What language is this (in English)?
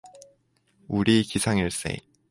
Korean